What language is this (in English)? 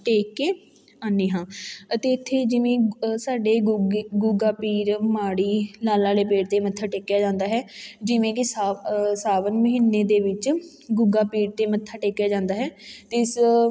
Punjabi